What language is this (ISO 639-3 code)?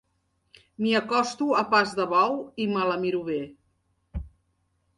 cat